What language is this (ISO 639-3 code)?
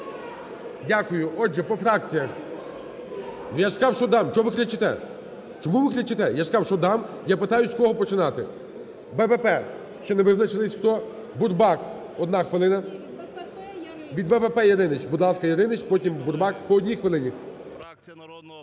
ukr